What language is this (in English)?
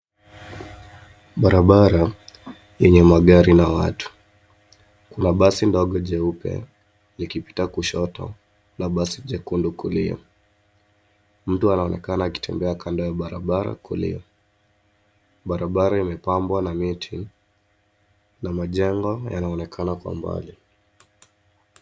Swahili